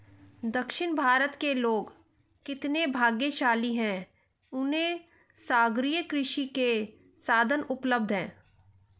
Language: Hindi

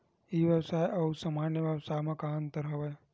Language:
Chhattisgarhi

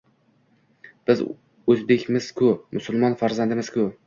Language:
Uzbek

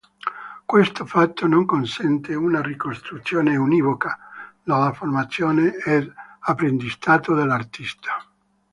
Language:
Italian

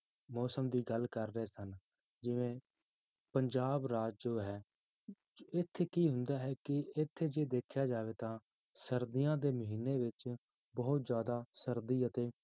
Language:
Punjabi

